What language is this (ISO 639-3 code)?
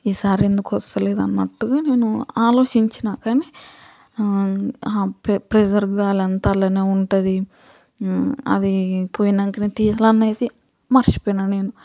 tel